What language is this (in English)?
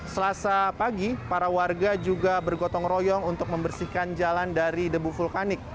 Indonesian